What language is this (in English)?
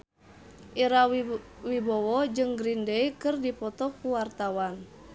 Sundanese